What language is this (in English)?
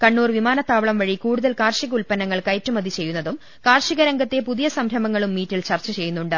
Malayalam